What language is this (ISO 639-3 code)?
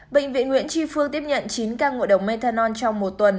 vie